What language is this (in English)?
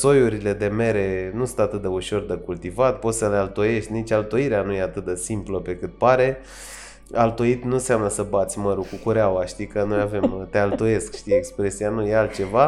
Romanian